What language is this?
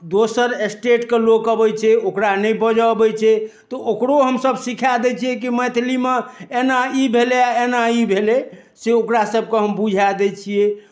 Maithili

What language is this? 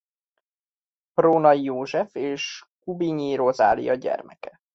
Hungarian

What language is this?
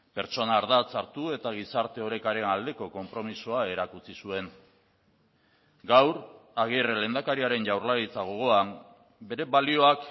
Basque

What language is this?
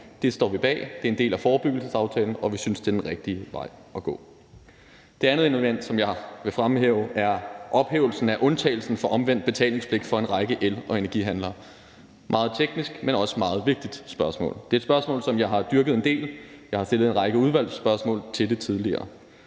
Danish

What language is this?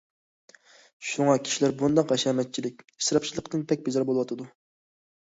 Uyghur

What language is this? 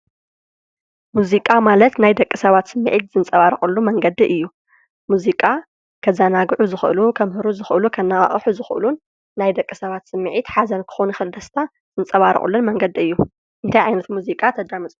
Tigrinya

